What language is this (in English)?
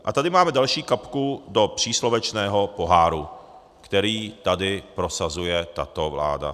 Czech